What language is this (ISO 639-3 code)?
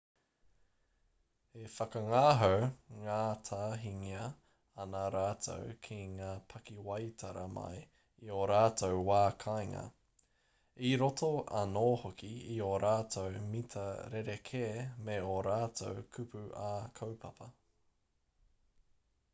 mri